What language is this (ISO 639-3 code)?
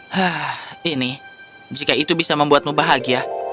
ind